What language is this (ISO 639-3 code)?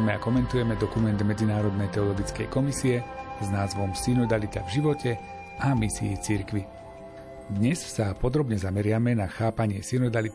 slk